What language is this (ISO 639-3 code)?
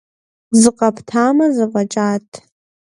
kbd